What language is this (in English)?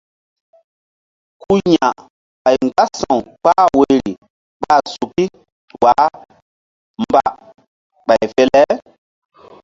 Mbum